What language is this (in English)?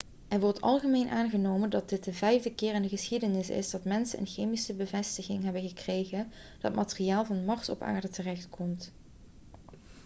Dutch